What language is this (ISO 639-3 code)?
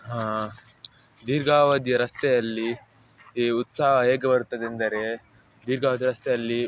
kan